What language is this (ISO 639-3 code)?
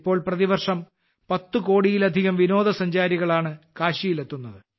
mal